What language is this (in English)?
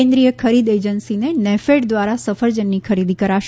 Gujarati